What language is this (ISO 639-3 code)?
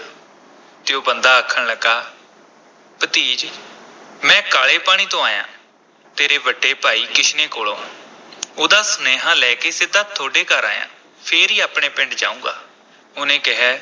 pan